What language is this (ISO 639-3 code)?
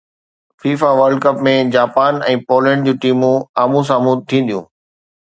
snd